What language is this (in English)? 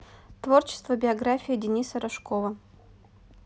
Russian